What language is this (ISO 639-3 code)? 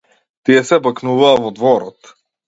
mkd